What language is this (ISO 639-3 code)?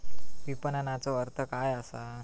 mar